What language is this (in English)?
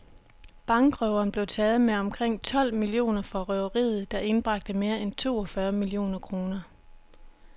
Danish